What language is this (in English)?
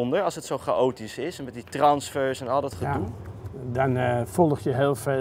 Dutch